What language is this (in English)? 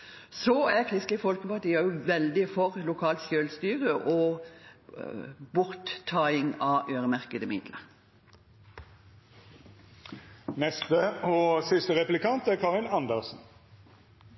Norwegian Bokmål